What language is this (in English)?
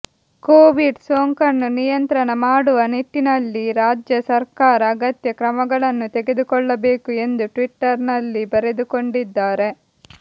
Kannada